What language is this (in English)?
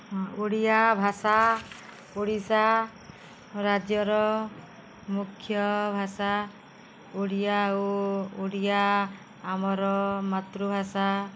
Odia